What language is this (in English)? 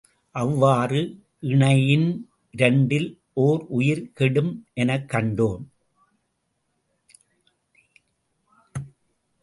Tamil